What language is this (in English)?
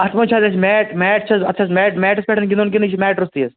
Kashmiri